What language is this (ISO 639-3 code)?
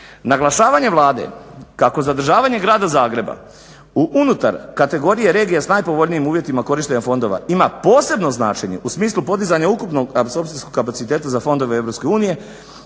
hrv